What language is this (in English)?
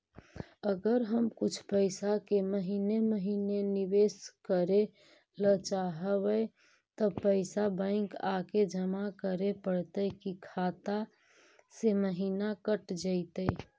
Magahi